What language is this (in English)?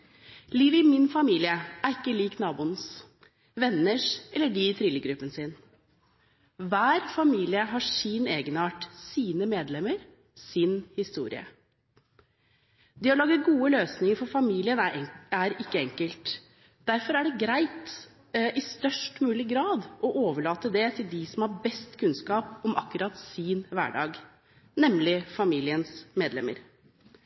Norwegian Bokmål